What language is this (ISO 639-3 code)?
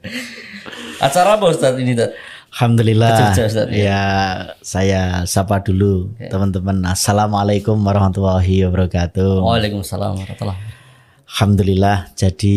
ind